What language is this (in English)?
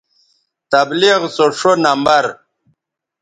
Bateri